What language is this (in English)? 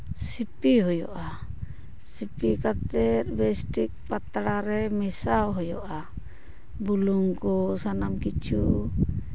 Santali